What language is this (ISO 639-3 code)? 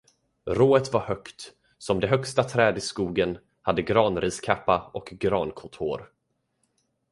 swe